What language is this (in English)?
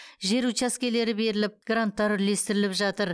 Kazakh